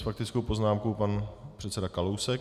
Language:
Czech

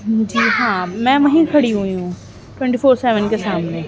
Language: Urdu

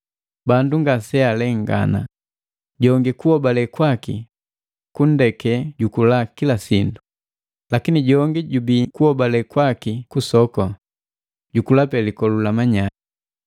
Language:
Matengo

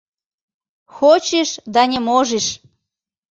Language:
Mari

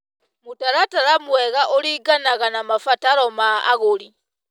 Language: Kikuyu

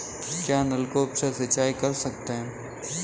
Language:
Hindi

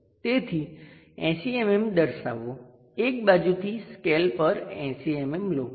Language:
Gujarati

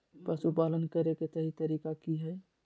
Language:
Magahi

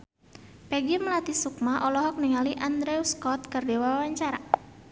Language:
Sundanese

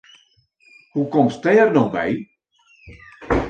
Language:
Western Frisian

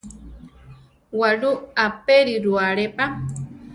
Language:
Central Tarahumara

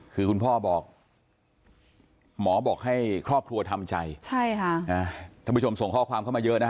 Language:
Thai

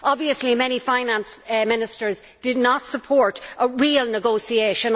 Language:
English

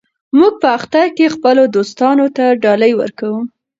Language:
Pashto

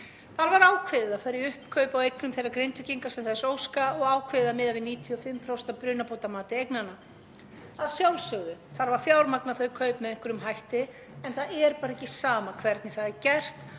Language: Icelandic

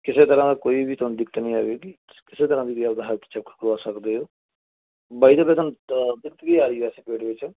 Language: Punjabi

